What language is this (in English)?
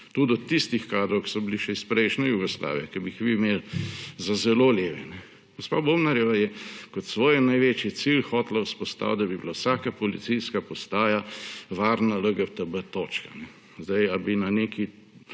Slovenian